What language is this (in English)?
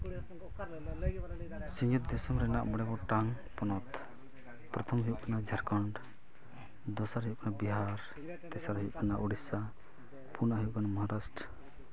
Santali